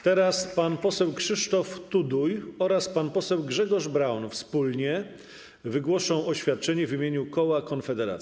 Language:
Polish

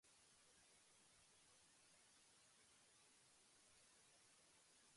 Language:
Japanese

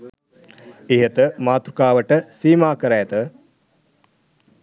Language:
Sinhala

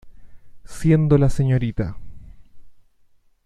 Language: Spanish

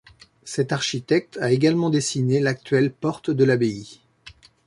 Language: French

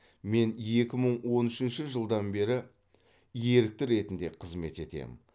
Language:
Kazakh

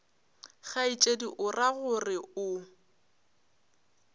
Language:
Northern Sotho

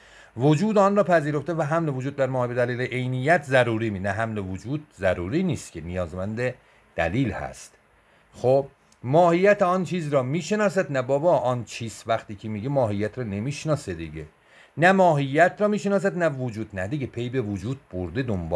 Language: Persian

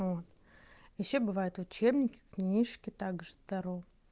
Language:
Russian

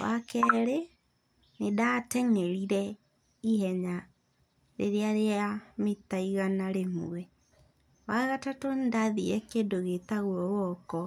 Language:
Kikuyu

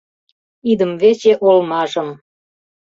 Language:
Mari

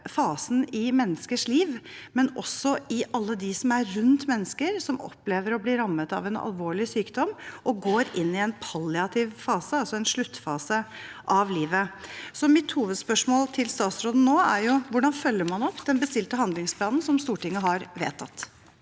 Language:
Norwegian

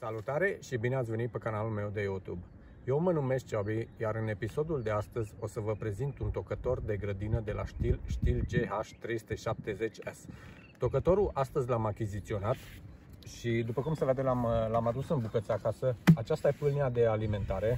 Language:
Romanian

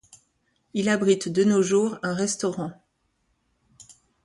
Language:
French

